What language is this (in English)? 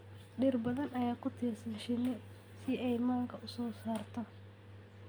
Somali